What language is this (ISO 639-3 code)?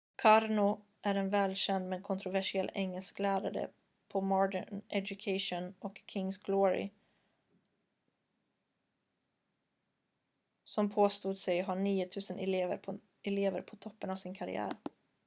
swe